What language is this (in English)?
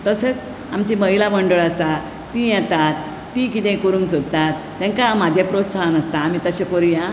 Konkani